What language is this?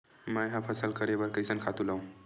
Chhattisgarhi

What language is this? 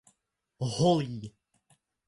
Czech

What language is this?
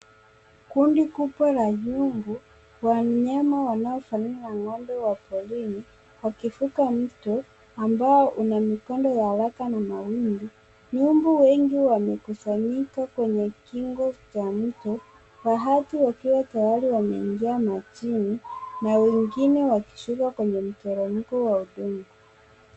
Swahili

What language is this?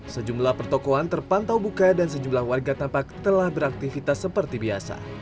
Indonesian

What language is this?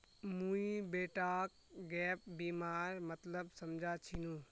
Magahi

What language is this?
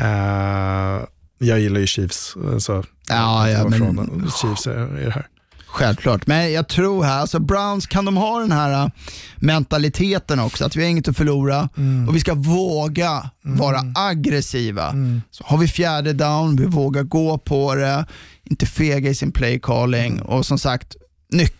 Swedish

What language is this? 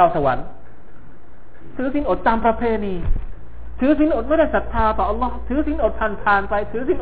Thai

